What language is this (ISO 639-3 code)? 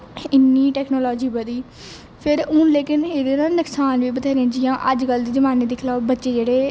doi